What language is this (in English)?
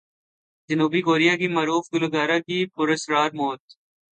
Urdu